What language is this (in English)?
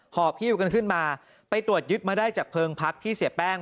Thai